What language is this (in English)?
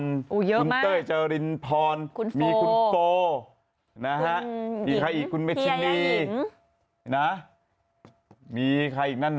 Thai